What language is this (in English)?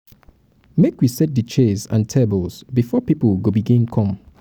Nigerian Pidgin